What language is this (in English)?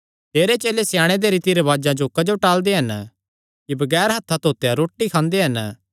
Kangri